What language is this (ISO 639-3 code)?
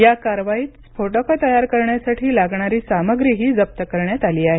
mar